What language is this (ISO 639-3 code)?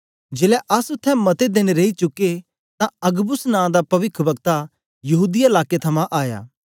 doi